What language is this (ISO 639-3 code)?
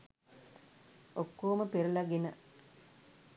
sin